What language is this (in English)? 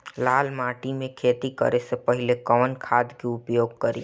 Bhojpuri